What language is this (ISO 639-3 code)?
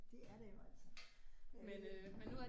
dan